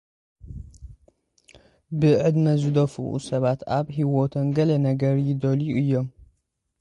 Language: Tigrinya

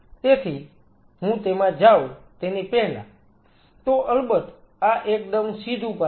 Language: Gujarati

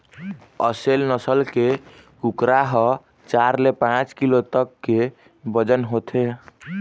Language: Chhattisgarhi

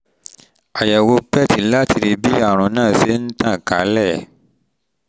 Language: Yoruba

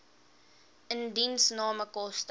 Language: Afrikaans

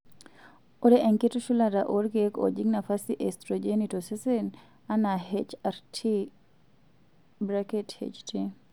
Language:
Masai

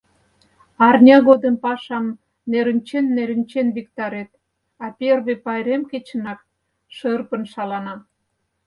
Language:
Mari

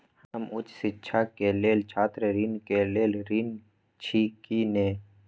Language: Maithili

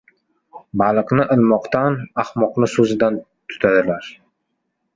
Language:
Uzbek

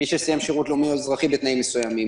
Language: Hebrew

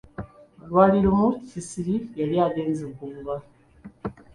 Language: Ganda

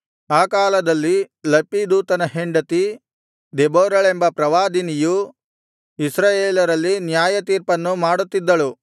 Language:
Kannada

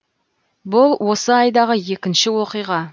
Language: Kazakh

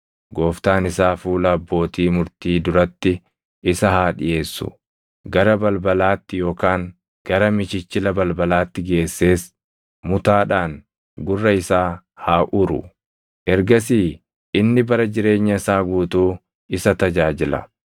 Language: Oromo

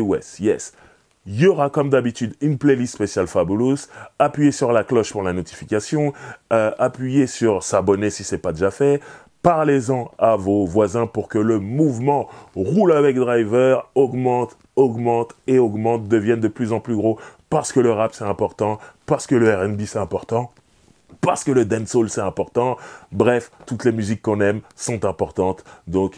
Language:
French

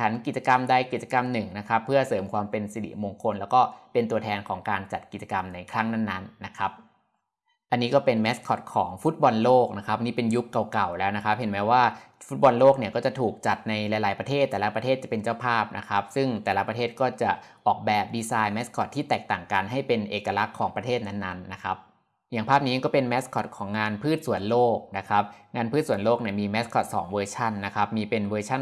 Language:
Thai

